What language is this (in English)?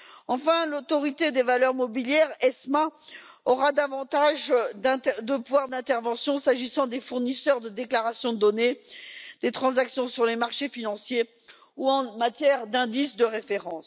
French